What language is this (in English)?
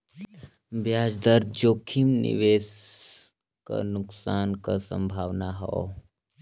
Bhojpuri